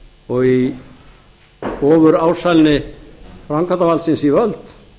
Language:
Icelandic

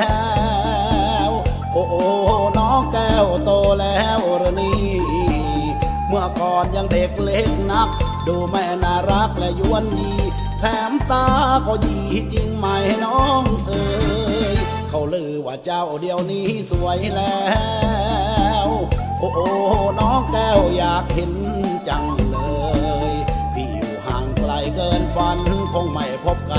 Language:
Thai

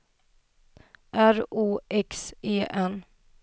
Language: Swedish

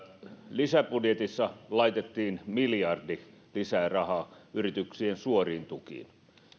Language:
Finnish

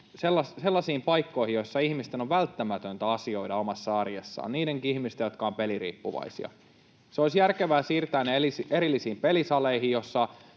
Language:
Finnish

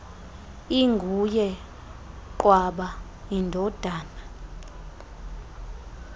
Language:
Xhosa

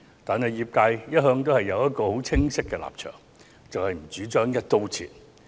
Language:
Cantonese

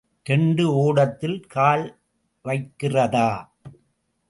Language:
Tamil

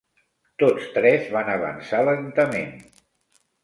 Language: Catalan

